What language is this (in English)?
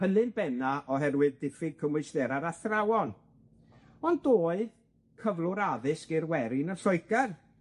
Welsh